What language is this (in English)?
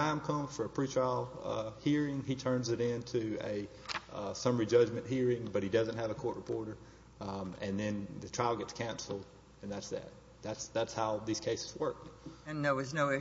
English